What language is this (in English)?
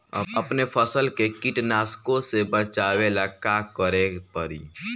Bhojpuri